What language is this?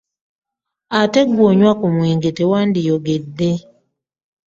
Ganda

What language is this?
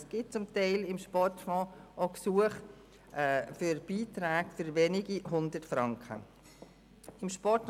Swiss German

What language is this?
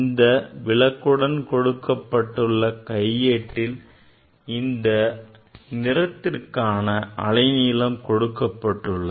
Tamil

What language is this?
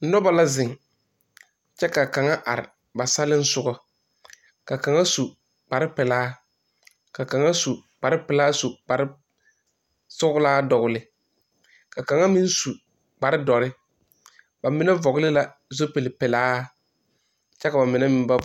Southern Dagaare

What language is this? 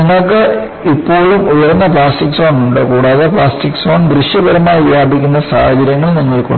Malayalam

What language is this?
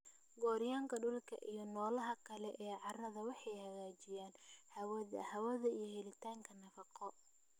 Somali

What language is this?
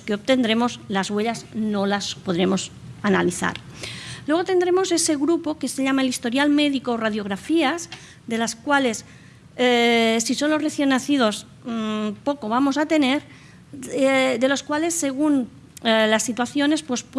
Spanish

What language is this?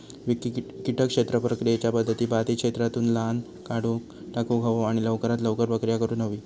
Marathi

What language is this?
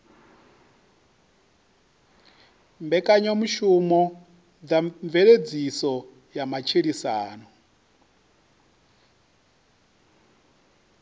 Venda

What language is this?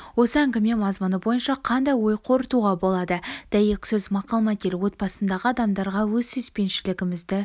Kazakh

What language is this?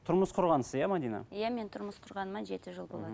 Kazakh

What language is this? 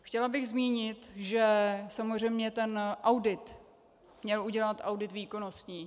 Czech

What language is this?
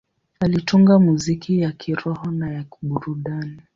Swahili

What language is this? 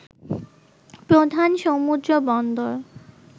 Bangla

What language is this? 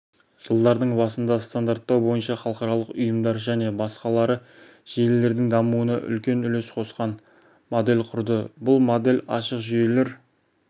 Kazakh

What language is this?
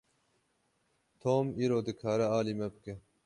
Kurdish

